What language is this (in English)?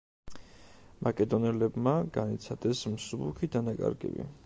Georgian